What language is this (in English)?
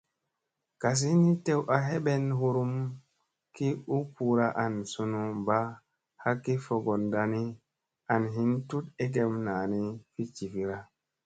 Musey